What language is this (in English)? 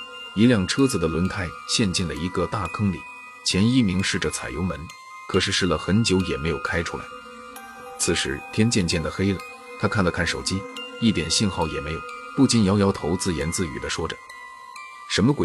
Chinese